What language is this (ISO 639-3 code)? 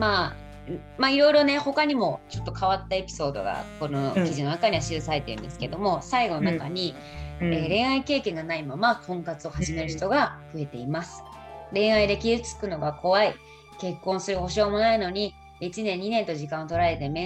jpn